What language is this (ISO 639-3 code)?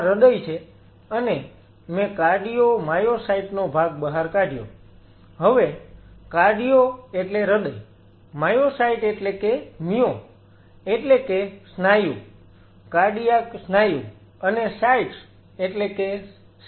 guj